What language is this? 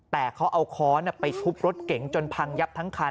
Thai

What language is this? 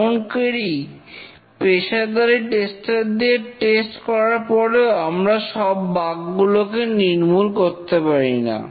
Bangla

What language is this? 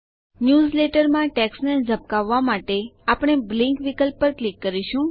Gujarati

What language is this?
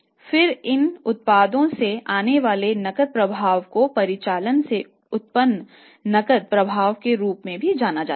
Hindi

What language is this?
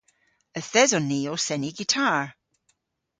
Cornish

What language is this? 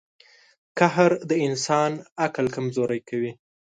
Pashto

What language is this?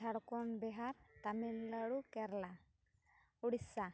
Santali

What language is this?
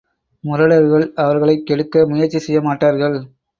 Tamil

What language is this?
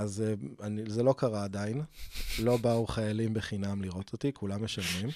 Hebrew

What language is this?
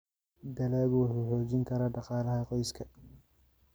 Somali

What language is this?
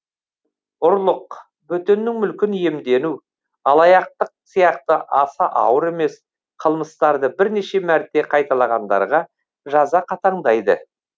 Kazakh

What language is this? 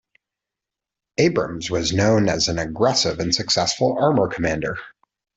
English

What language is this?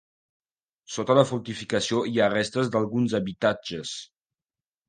Catalan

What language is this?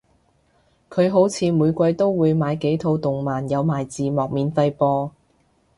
Cantonese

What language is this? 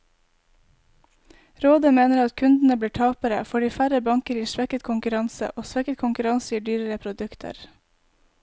Norwegian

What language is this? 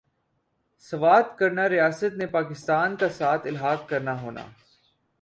Urdu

